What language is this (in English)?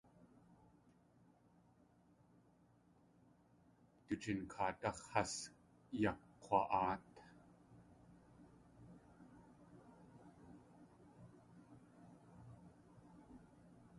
Tlingit